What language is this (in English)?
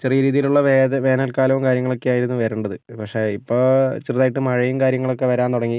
Malayalam